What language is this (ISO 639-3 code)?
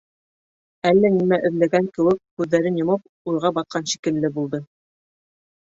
bak